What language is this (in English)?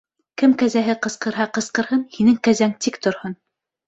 Bashkir